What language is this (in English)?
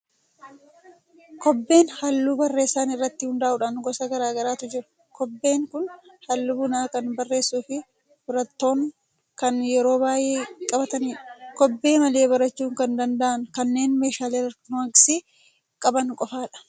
Oromo